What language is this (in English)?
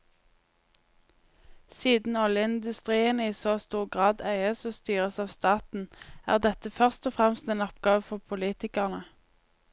Norwegian